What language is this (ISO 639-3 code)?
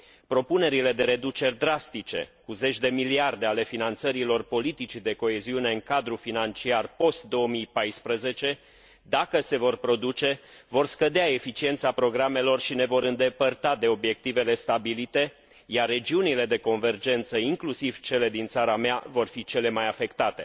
ron